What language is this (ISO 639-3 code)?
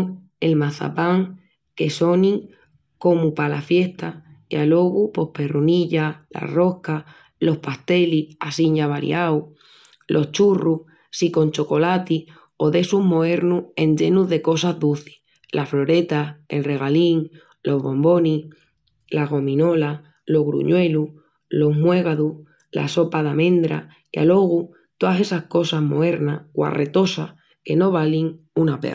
ext